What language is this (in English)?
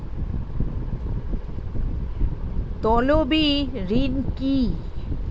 Bangla